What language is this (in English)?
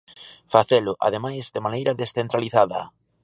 Galician